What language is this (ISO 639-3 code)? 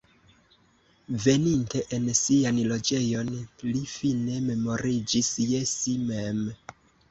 epo